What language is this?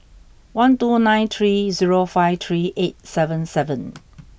English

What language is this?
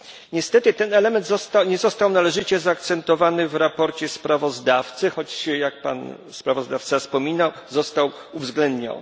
Polish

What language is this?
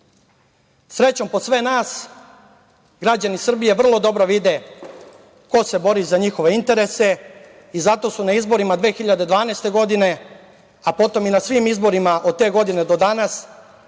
Serbian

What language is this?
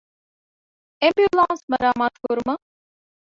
Divehi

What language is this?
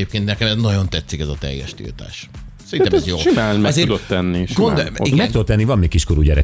Hungarian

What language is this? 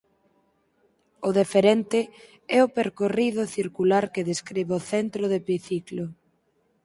Galician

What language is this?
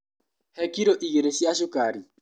Kikuyu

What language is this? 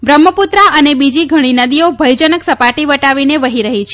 Gujarati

